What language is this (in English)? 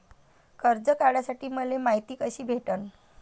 Marathi